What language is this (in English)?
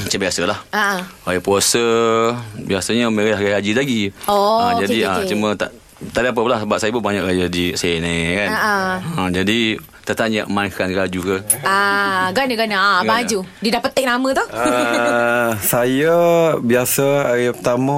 Malay